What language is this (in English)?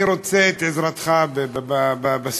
Hebrew